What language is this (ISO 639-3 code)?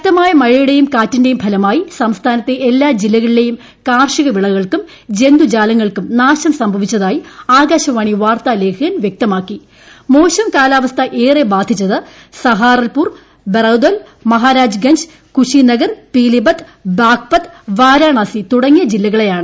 mal